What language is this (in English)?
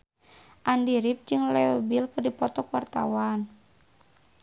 Sundanese